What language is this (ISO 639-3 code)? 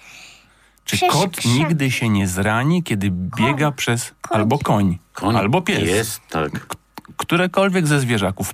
pol